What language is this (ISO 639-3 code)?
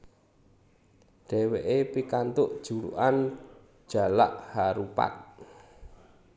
jav